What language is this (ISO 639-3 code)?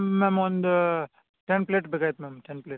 kan